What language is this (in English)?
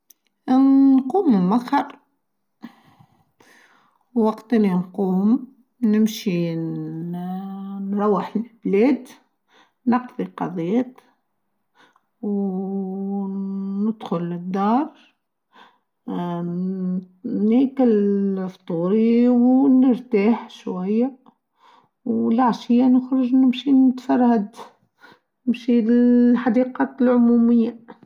Tunisian Arabic